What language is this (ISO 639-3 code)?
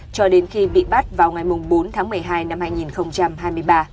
vie